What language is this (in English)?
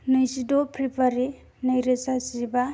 Bodo